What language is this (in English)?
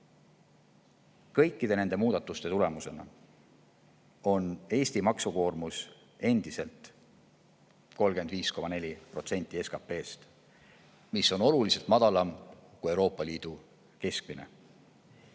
Estonian